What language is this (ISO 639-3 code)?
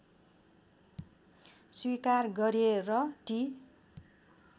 nep